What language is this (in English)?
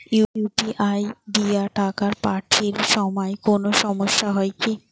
Bangla